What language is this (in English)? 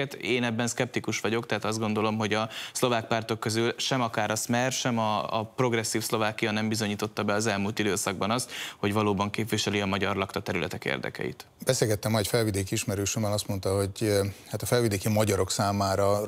Hungarian